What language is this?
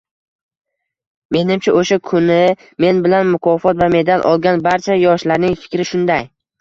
Uzbek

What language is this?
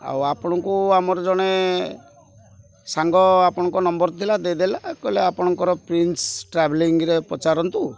Odia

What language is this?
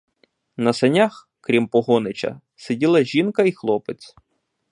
Ukrainian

